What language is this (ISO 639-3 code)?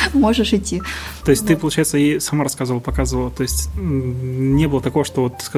rus